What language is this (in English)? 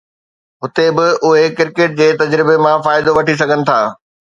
Sindhi